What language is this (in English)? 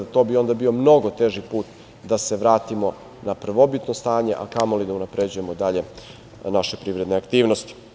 Serbian